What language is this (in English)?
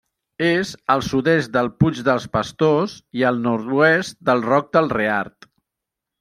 Catalan